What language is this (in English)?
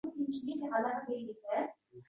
Uzbek